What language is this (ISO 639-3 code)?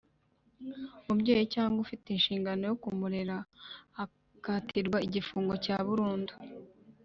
kin